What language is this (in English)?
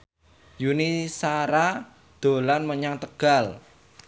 Javanese